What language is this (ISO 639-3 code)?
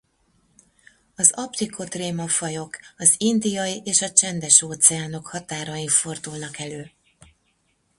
hun